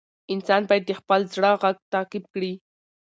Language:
Pashto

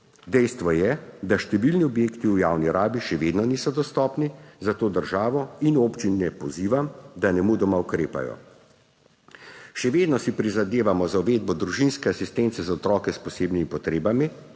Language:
Slovenian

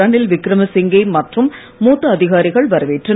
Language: Tamil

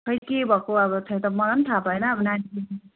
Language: Nepali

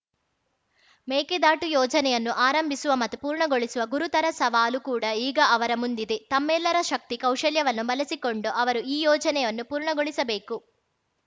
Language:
Kannada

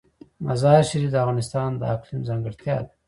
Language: Pashto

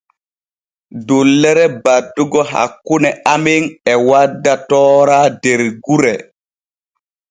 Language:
Borgu Fulfulde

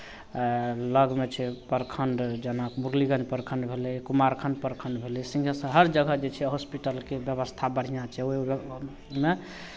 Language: Maithili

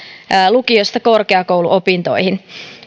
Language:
Finnish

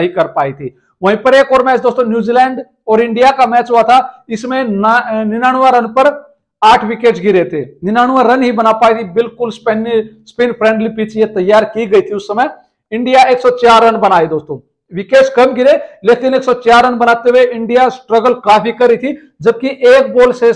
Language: Hindi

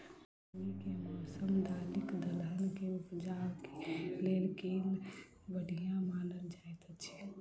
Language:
Maithili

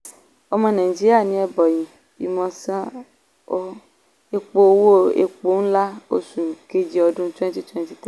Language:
Yoruba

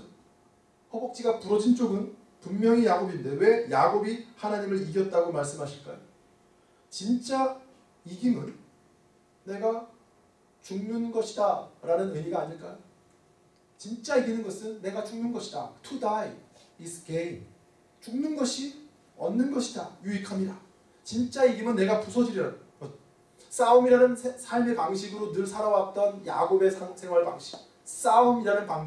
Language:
Korean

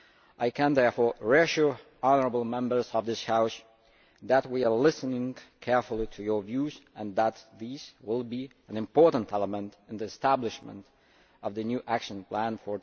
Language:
English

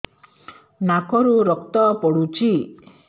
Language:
Odia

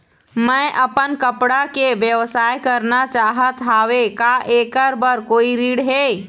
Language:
Chhattisgarhi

